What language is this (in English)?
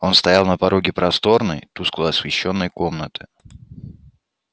Russian